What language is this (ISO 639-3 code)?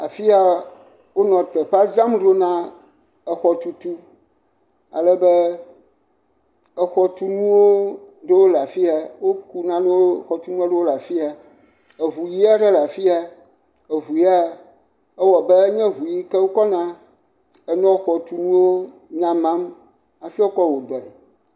ewe